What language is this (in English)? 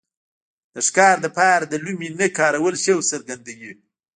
Pashto